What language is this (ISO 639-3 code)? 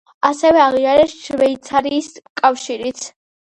kat